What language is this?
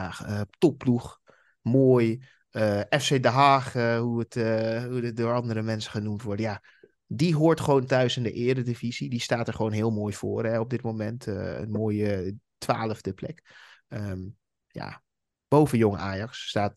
Dutch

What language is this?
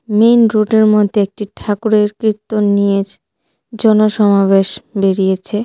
Bangla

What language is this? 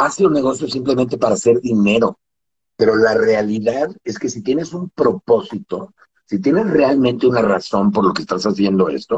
Spanish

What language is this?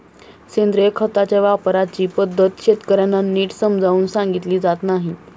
Marathi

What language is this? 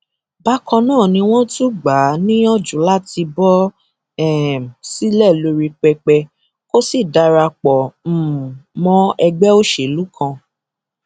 Yoruba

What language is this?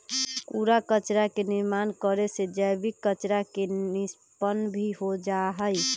Magahi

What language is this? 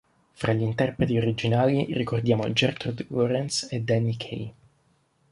Italian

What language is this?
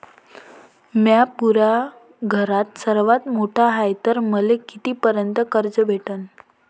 Marathi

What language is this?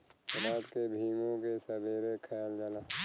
Bhojpuri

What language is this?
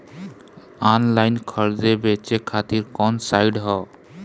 Bhojpuri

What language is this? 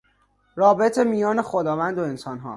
Persian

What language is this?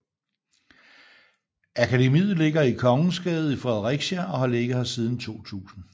Danish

